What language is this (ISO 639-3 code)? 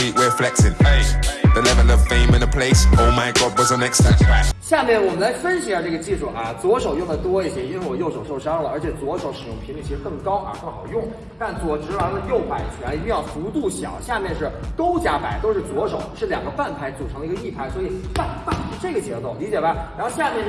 zho